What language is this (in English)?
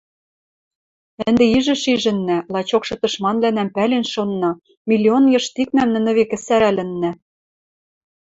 Western Mari